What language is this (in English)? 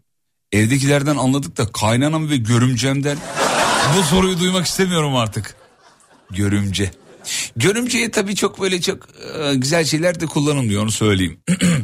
Turkish